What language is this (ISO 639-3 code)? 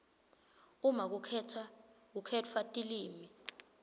ssw